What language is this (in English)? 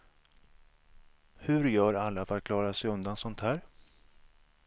Swedish